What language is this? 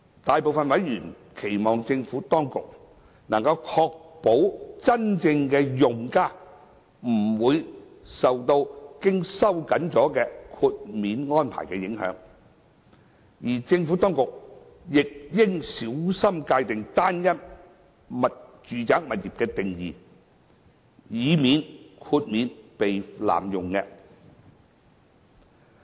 Cantonese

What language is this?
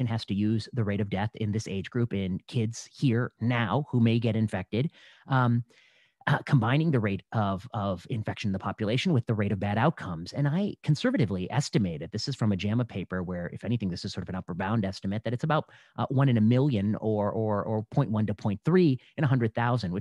English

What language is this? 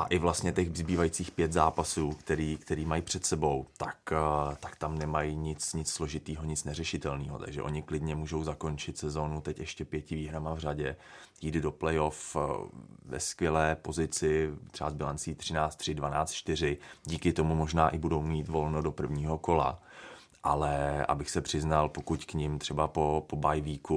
Czech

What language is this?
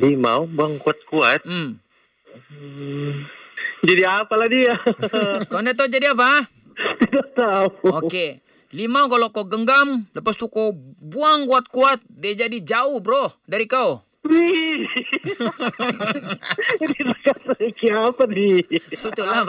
Malay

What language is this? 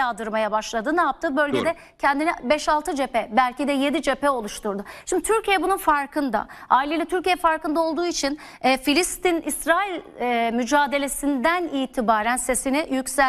Turkish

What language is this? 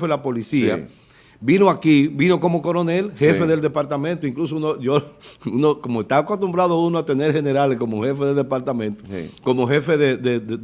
Spanish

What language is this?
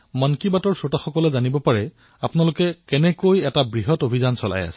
Assamese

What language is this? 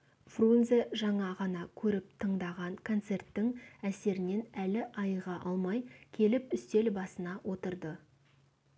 Kazakh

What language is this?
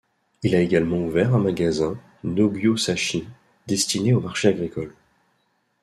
French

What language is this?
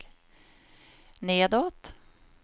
Swedish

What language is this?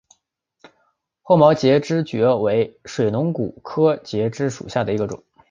Chinese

